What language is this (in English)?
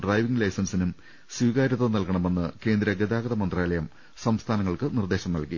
Malayalam